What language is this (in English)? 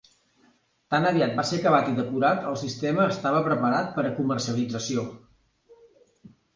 Catalan